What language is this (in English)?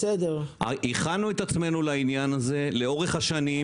Hebrew